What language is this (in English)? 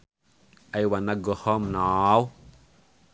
Sundanese